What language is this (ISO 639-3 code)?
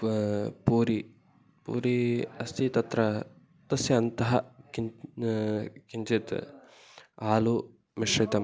san